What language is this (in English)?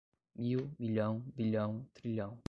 Portuguese